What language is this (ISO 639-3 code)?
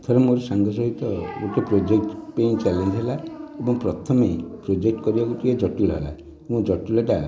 ori